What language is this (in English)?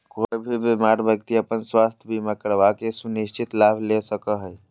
Magahi